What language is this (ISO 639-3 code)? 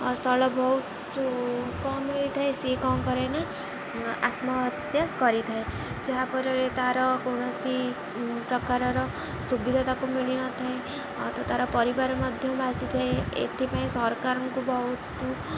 ori